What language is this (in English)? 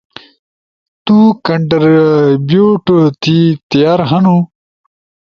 Ushojo